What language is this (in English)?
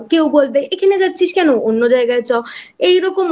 Bangla